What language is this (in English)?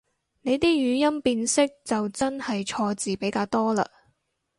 Cantonese